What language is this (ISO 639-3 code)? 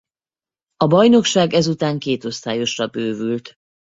hun